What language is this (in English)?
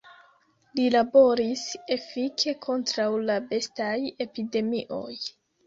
Esperanto